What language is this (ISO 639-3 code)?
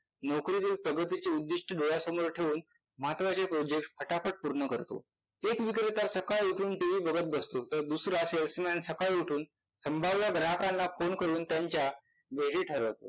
mar